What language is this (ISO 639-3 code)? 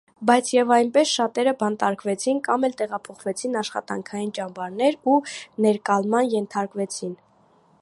hye